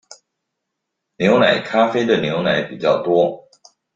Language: Chinese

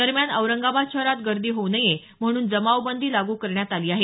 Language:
Marathi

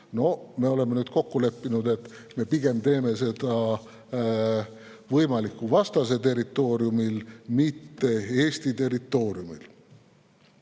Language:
Estonian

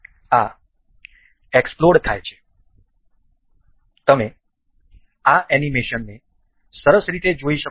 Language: Gujarati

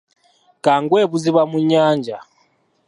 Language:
Ganda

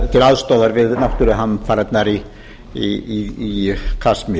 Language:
Icelandic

